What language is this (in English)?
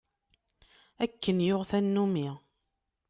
Kabyle